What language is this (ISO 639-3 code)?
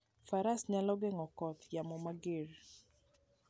luo